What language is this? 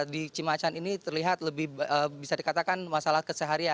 Indonesian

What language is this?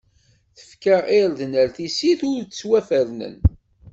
Kabyle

